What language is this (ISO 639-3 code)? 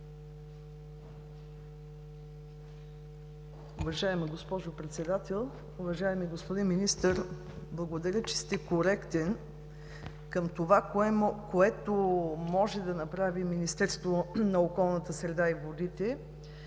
bul